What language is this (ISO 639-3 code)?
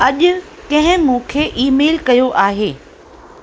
snd